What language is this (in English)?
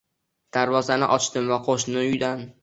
Uzbek